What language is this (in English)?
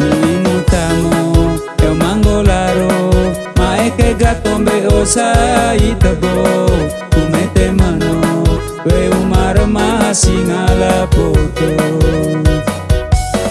Indonesian